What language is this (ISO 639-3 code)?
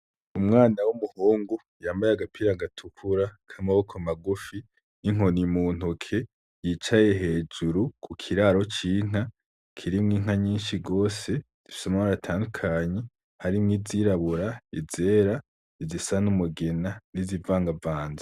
run